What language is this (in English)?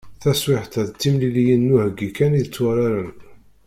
Kabyle